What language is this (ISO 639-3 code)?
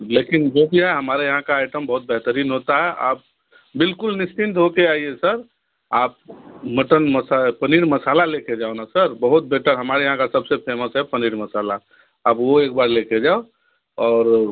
hin